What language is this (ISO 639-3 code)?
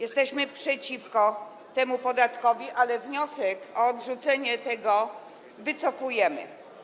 pol